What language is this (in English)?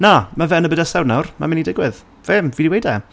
Welsh